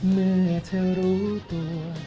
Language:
Thai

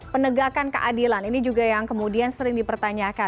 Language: Indonesian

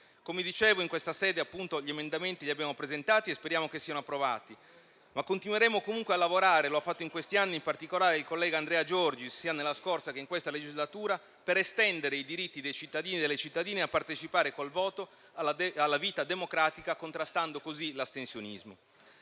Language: Italian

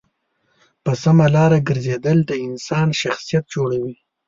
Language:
Pashto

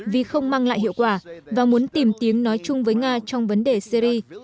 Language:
Vietnamese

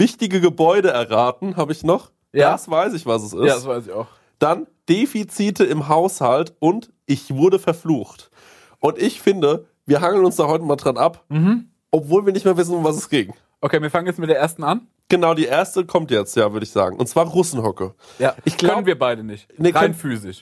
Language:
German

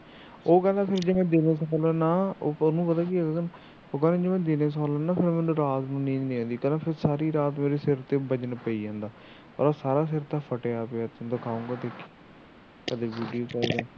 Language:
Punjabi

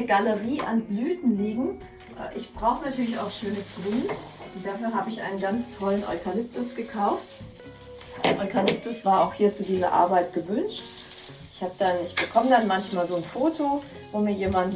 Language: German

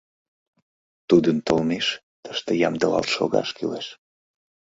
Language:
Mari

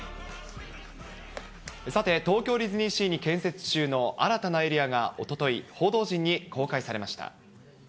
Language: Japanese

